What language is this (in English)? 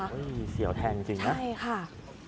Thai